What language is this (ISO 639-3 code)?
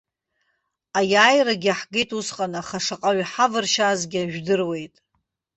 abk